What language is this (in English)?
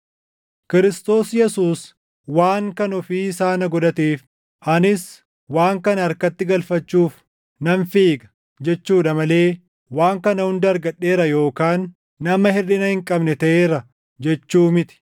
Oromo